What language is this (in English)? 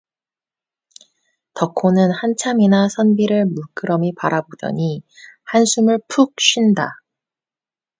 Korean